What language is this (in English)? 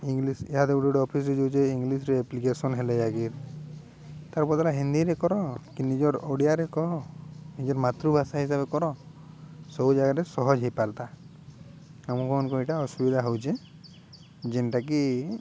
Odia